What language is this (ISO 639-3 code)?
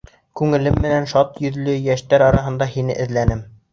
bak